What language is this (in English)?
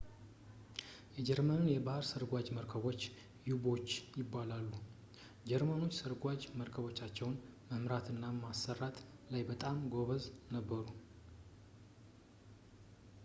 Amharic